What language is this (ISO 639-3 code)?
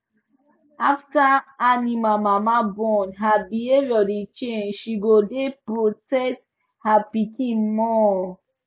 pcm